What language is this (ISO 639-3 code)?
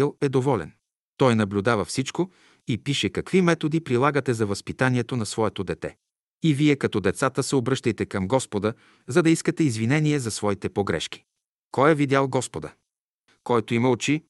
bul